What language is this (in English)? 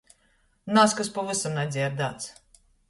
Latgalian